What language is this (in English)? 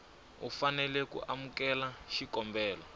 Tsonga